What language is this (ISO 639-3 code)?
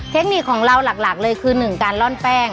tha